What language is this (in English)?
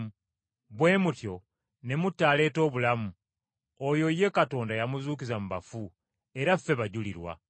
Ganda